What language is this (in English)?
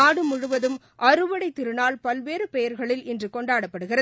Tamil